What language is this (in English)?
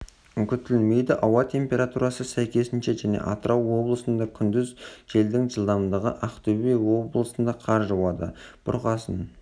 Kazakh